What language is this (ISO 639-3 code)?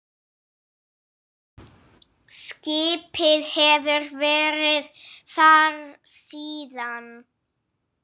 isl